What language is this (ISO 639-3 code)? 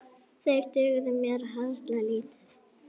isl